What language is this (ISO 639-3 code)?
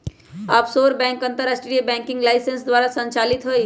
mag